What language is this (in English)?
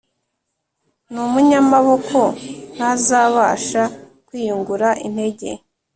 Kinyarwanda